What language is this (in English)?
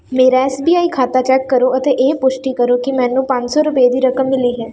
Punjabi